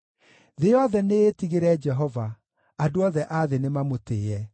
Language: Kikuyu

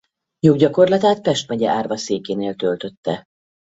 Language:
Hungarian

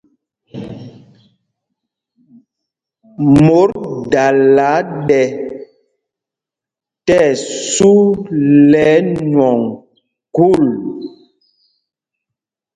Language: Mpumpong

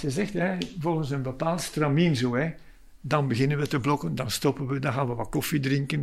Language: Dutch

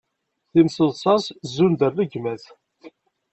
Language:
Kabyle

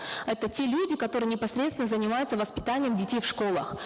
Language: Kazakh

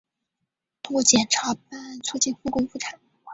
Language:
Chinese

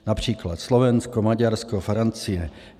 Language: Czech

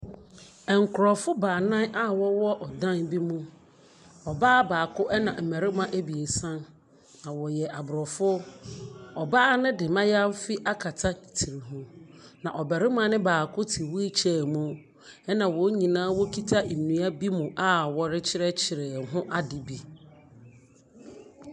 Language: Akan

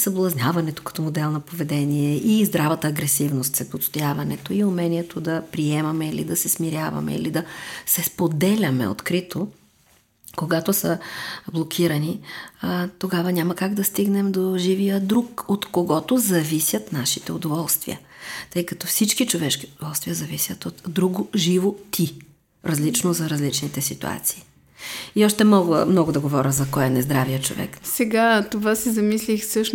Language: Bulgarian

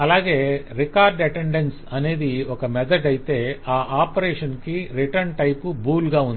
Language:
Telugu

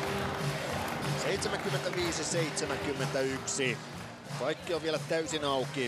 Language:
Finnish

